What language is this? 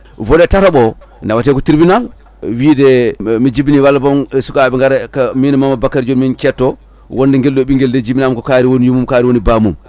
Fula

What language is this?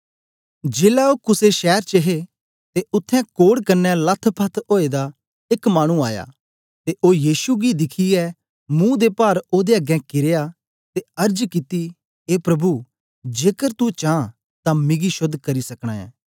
Dogri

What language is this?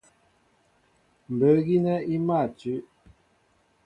Mbo (Cameroon)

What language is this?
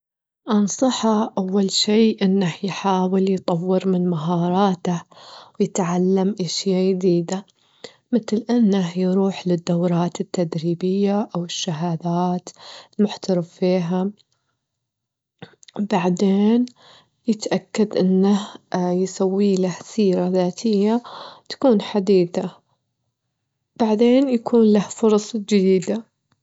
Gulf Arabic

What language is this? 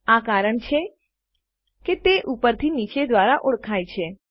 Gujarati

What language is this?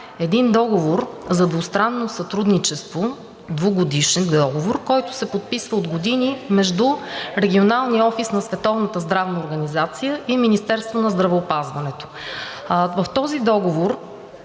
Bulgarian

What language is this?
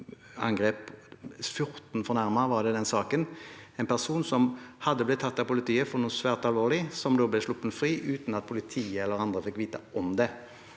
Norwegian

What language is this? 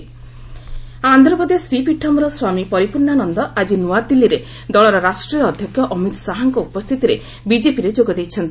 Odia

